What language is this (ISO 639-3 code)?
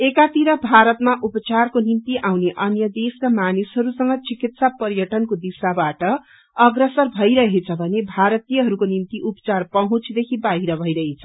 nep